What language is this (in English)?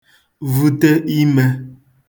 Igbo